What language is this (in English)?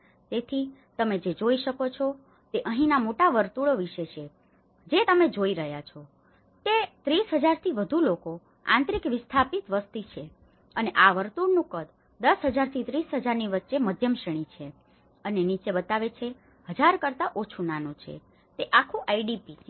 Gujarati